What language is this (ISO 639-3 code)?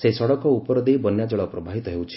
ori